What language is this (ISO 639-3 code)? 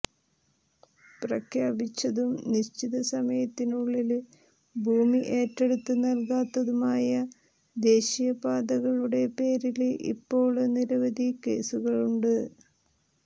mal